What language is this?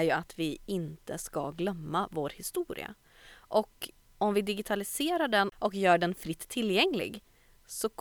Swedish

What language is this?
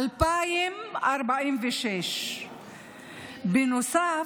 Hebrew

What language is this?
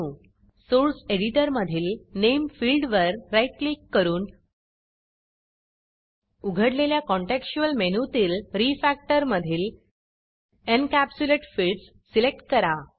Marathi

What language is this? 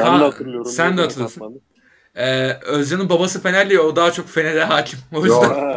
Turkish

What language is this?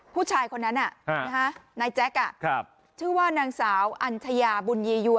Thai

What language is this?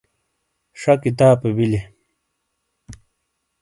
Shina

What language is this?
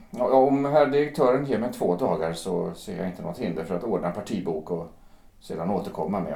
Swedish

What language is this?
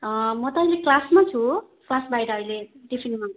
Nepali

